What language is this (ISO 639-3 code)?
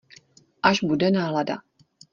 ces